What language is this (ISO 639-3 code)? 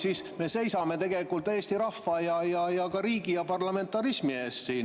est